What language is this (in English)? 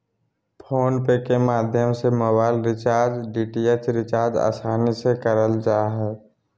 Magahi